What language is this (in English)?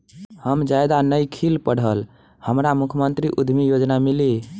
Bhojpuri